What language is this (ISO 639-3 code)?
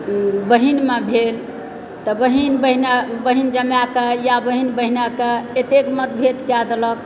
mai